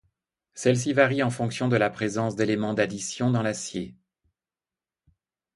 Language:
French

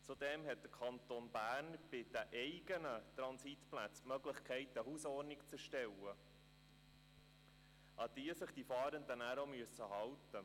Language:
Swiss German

